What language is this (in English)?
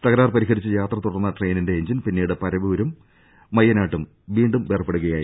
Malayalam